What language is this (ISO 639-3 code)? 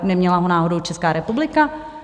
ces